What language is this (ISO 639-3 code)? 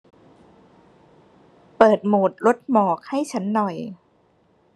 tha